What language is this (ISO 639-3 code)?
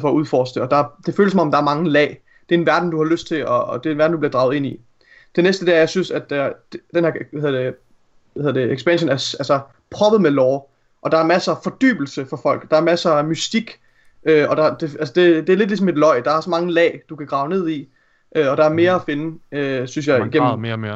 dan